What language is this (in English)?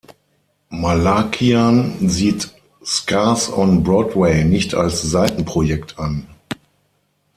German